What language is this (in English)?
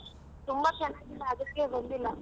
Kannada